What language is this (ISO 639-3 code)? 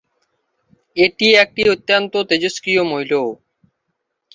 ben